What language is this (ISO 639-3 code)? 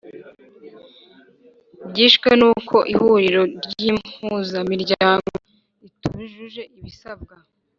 kin